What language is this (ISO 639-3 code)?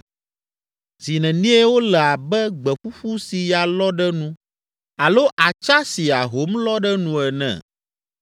ewe